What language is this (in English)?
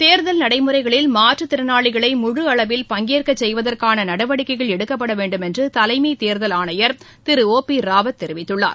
Tamil